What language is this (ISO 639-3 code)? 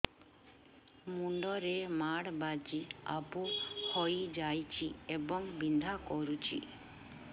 ori